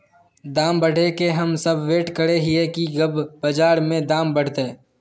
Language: Magahi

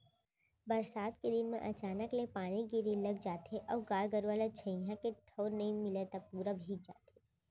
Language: Chhattisgarhi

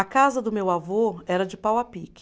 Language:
Portuguese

